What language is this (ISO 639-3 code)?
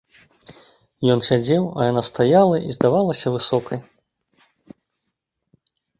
bel